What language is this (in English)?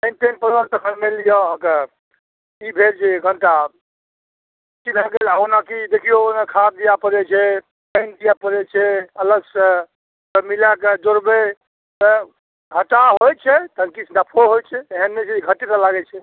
Maithili